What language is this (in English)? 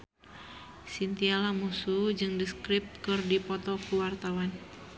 Sundanese